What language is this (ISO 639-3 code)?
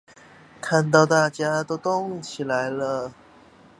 zho